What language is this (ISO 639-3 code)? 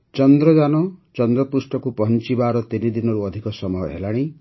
ori